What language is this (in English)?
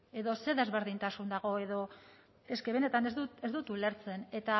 Basque